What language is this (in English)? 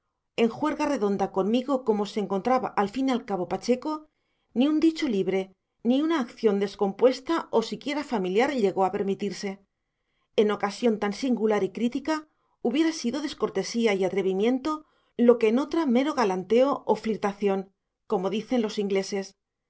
Spanish